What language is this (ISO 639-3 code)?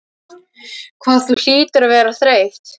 isl